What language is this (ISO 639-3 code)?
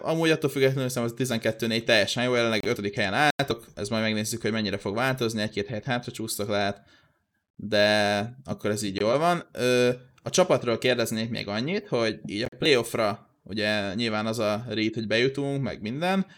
hun